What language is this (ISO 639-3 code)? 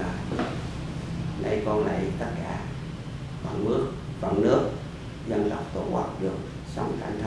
vie